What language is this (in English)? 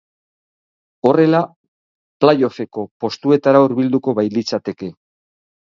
Basque